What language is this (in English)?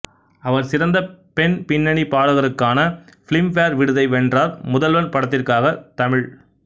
Tamil